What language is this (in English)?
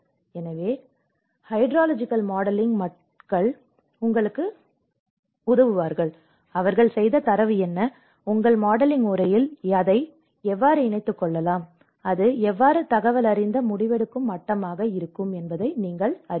Tamil